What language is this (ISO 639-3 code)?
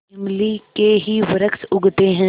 hin